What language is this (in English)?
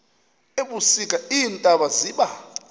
Xhosa